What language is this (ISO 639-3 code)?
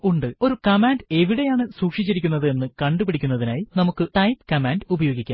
mal